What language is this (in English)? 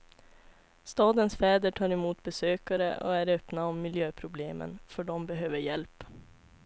Swedish